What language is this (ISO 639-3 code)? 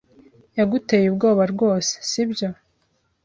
kin